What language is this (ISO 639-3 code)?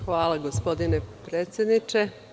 srp